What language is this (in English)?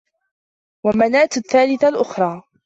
Arabic